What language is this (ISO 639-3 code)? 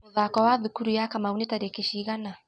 kik